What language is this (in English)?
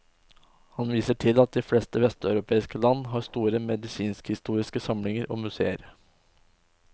Norwegian